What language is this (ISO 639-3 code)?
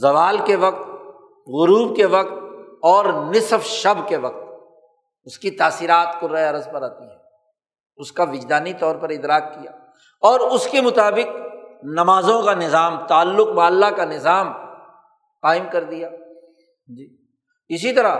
urd